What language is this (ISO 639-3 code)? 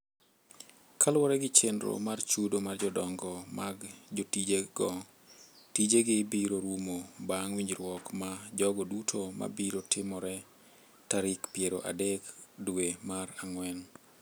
luo